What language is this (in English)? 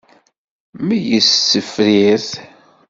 Kabyle